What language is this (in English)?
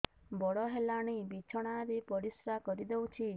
Odia